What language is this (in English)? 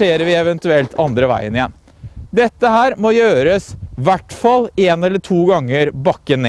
Norwegian